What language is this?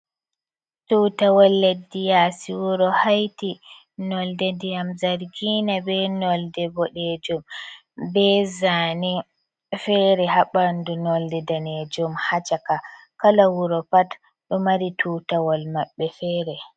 Fula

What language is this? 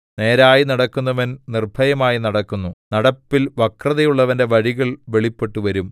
Malayalam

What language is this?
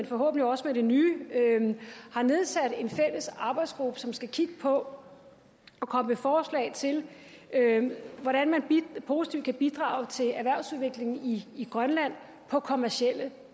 Danish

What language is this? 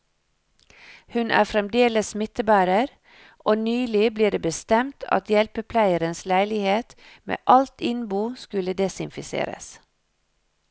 Norwegian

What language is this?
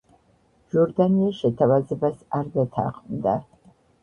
Georgian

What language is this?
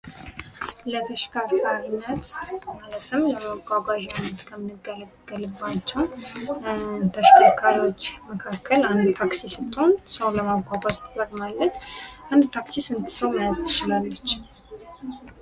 Amharic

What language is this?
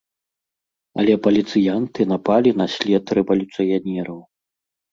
Belarusian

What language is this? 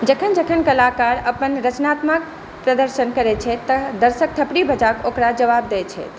Maithili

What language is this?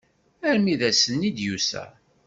Kabyle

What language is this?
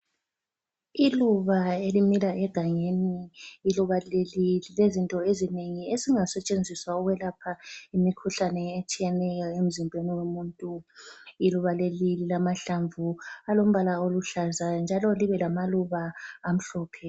North Ndebele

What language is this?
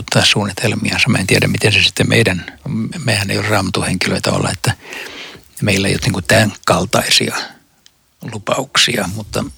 Finnish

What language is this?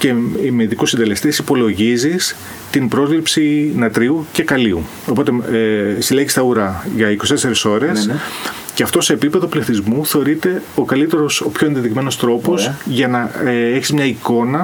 Greek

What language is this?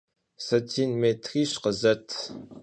Kabardian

